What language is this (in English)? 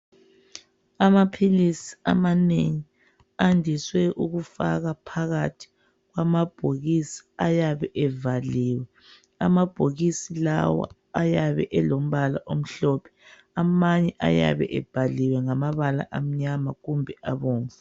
North Ndebele